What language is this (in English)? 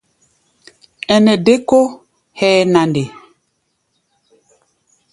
Gbaya